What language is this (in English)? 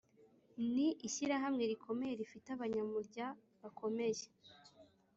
Kinyarwanda